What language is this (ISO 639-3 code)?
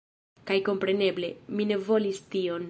epo